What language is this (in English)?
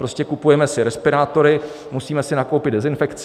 Czech